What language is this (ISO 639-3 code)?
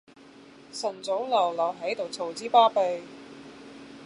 yue